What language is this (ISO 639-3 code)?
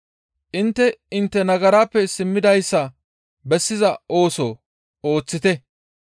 gmv